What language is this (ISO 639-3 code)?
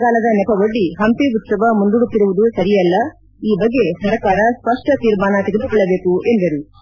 kan